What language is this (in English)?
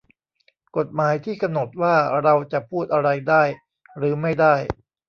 Thai